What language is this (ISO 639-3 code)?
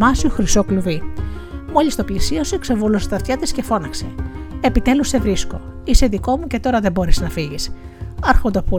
ell